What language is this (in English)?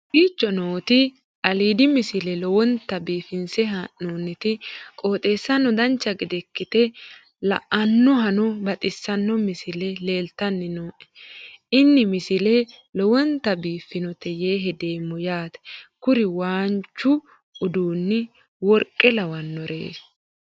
Sidamo